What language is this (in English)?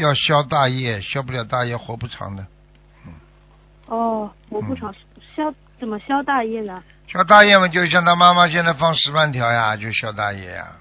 Chinese